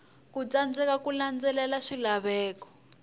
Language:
Tsonga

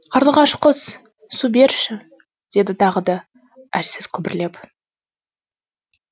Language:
Kazakh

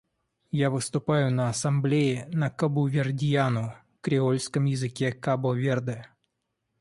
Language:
Russian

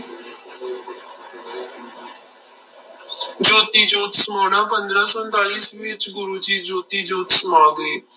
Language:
Punjabi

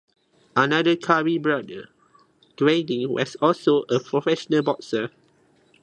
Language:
English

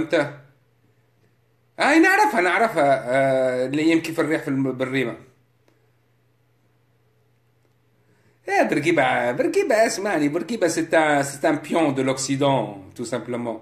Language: Arabic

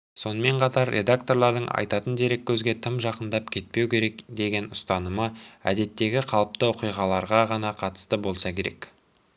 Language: Kazakh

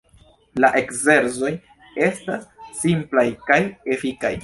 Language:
Esperanto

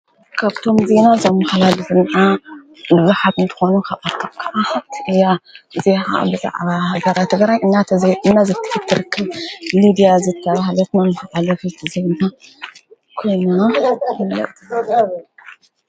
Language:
Tigrinya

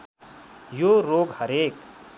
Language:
Nepali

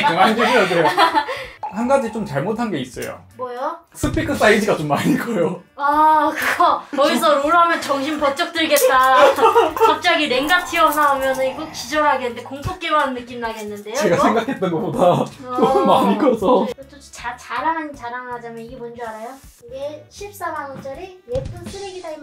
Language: Korean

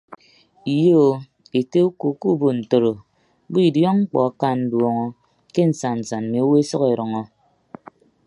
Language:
Ibibio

